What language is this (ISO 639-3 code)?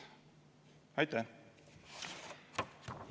est